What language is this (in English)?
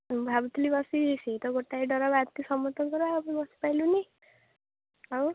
Odia